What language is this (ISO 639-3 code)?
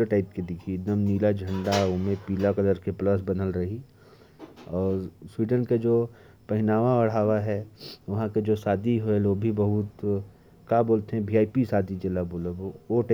kfp